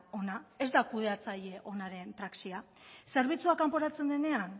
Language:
Basque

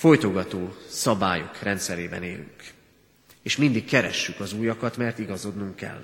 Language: Hungarian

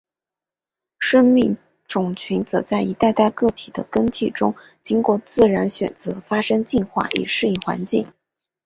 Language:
Chinese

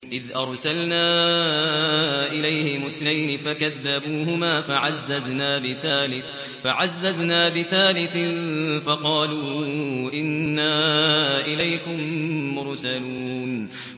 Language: Arabic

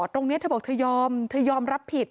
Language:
Thai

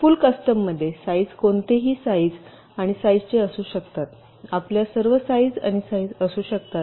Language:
Marathi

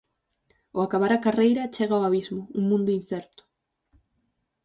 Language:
Galician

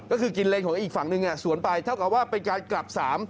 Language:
Thai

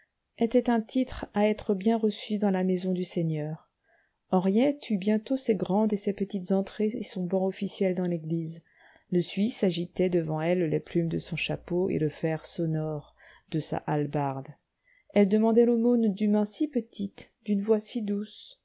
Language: French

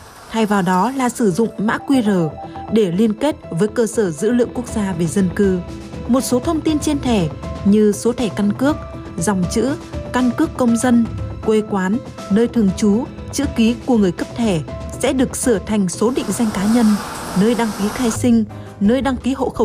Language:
Vietnamese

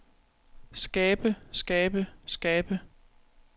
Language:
Danish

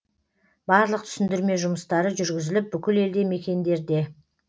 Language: Kazakh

